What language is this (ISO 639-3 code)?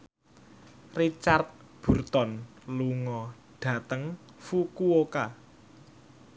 jav